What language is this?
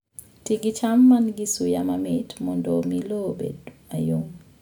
Luo (Kenya and Tanzania)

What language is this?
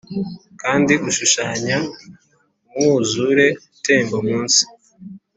Kinyarwanda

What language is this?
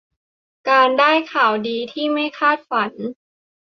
Thai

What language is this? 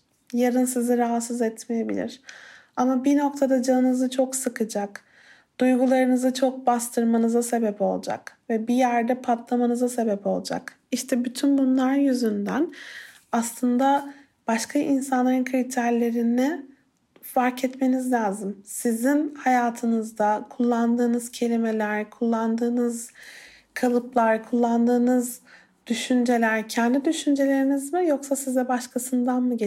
Turkish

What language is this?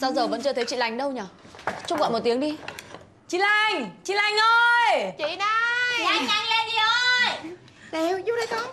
Vietnamese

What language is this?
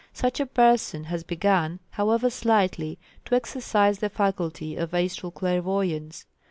English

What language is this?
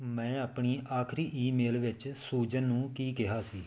Punjabi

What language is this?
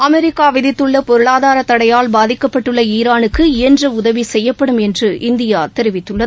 Tamil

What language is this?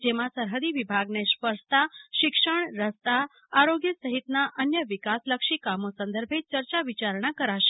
Gujarati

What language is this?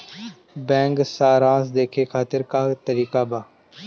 Bhojpuri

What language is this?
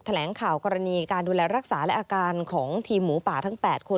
Thai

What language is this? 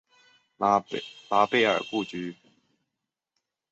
Chinese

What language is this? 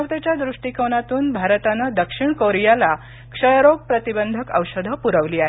Marathi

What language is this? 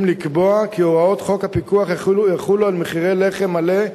Hebrew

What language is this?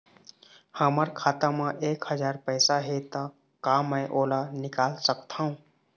Chhattisgarhi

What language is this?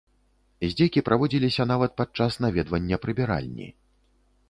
Belarusian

